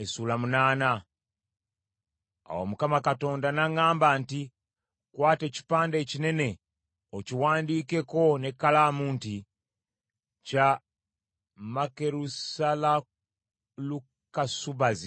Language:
Ganda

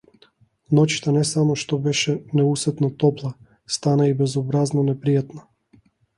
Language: Macedonian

